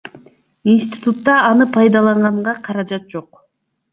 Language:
Kyrgyz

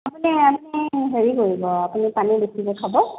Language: Assamese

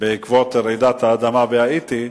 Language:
Hebrew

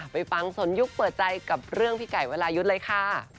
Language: Thai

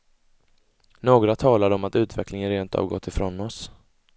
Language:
Swedish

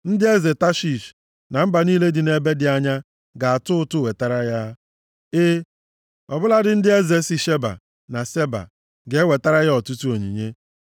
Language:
Igbo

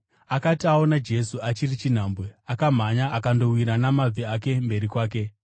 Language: Shona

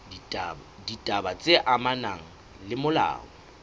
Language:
Southern Sotho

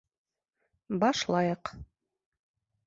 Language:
Bashkir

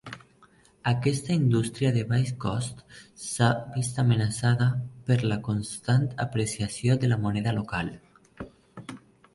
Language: Catalan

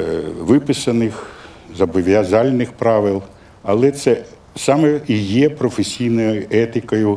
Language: Ukrainian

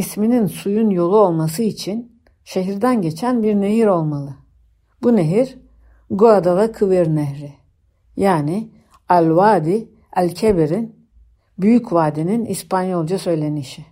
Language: Turkish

